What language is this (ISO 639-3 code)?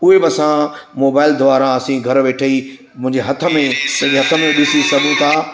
snd